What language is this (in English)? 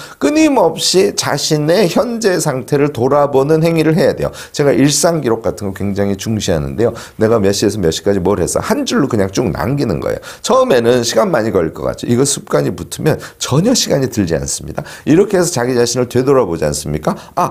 Korean